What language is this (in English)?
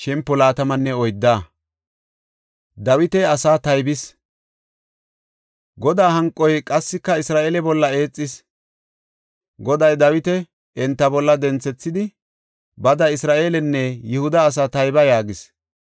Gofa